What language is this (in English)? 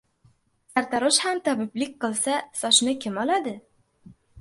Uzbek